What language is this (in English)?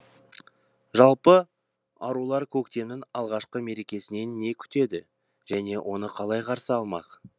Kazakh